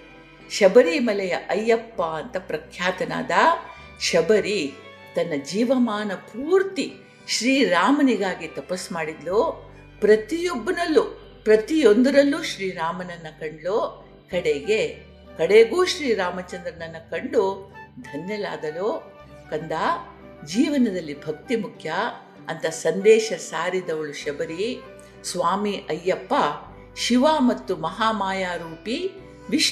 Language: Kannada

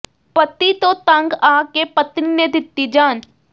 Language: Punjabi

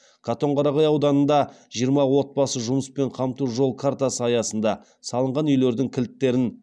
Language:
Kazakh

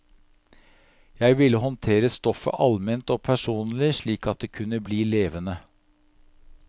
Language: Norwegian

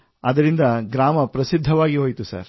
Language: Kannada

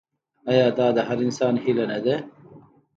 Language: Pashto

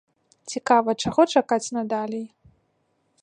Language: Belarusian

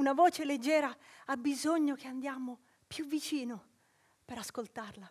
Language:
Italian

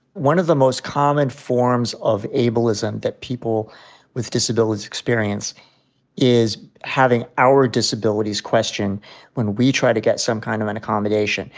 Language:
English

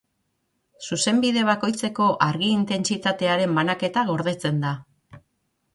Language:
Basque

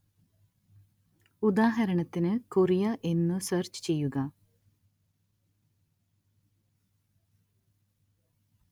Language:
Malayalam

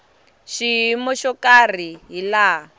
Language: Tsonga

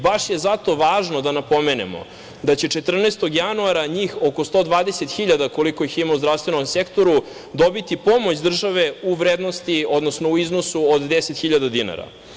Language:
Serbian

